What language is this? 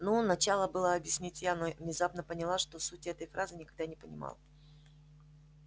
Russian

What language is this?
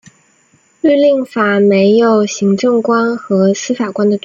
Chinese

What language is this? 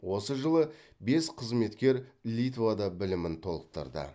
Kazakh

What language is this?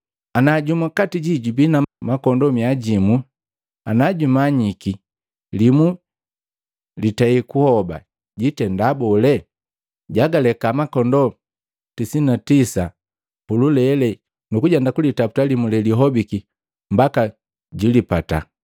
Matengo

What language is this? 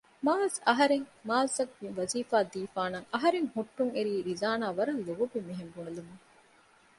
Divehi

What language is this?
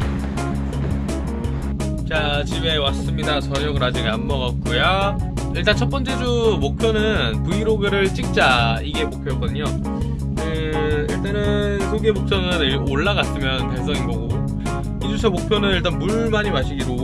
Korean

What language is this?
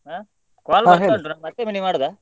Kannada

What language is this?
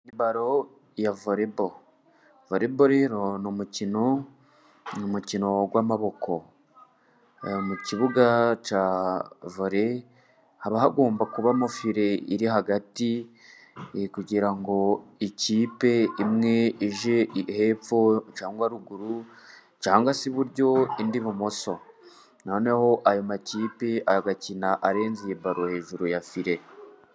Kinyarwanda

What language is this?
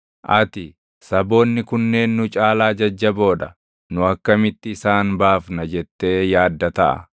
Oromo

